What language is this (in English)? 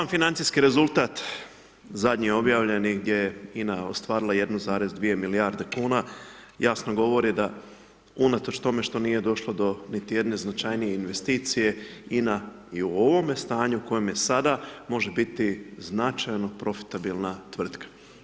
Croatian